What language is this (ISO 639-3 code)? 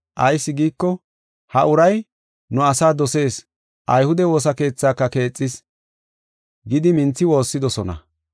gof